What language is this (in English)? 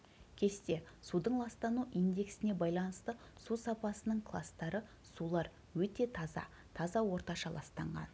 Kazakh